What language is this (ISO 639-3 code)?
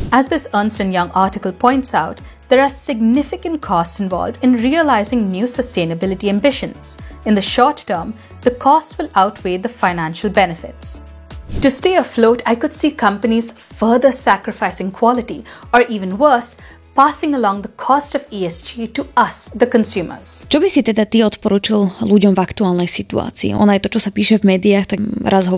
slk